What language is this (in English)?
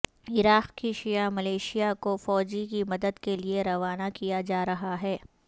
Urdu